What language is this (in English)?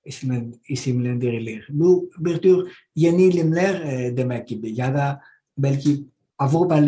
Turkish